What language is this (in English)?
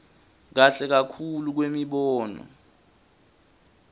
Swati